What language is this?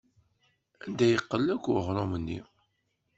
Kabyle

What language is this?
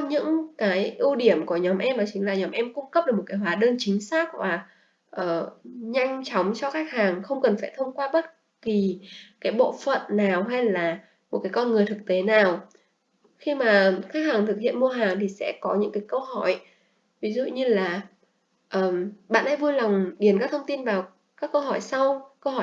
Vietnamese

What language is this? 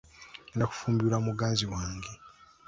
Ganda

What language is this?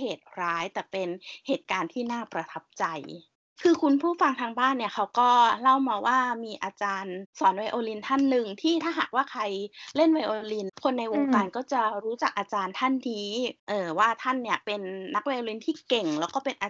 Thai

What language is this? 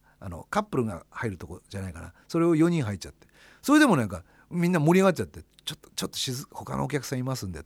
Japanese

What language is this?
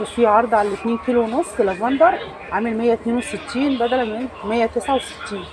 Arabic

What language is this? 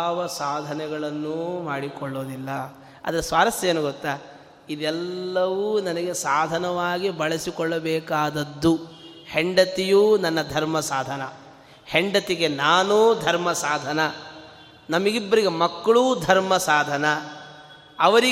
Kannada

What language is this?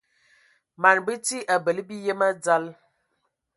Ewondo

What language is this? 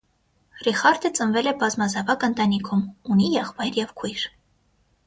Armenian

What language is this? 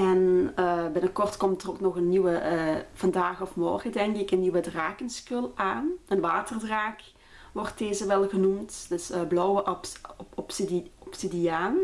Dutch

